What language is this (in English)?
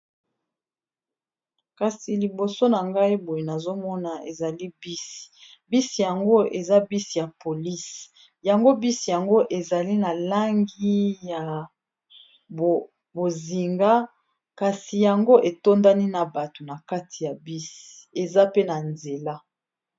Lingala